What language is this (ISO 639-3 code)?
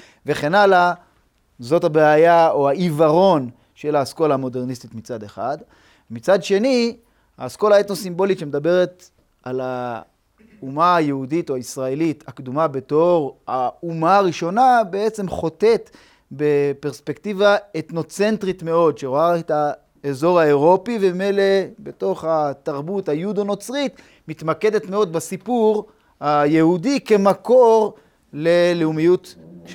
heb